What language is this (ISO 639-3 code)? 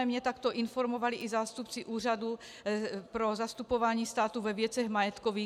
ces